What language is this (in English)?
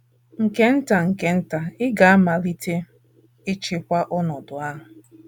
Igbo